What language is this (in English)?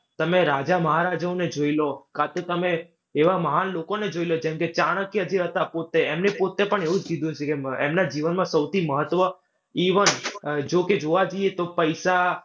Gujarati